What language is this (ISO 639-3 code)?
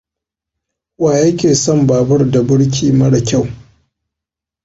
hau